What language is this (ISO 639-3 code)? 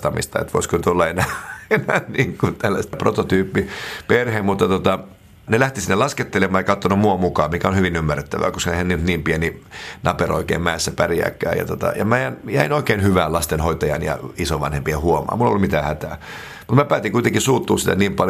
fin